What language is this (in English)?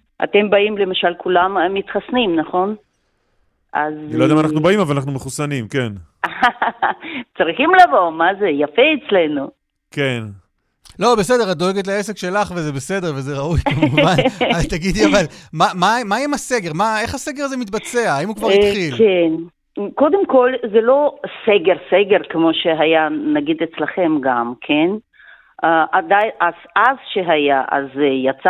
Hebrew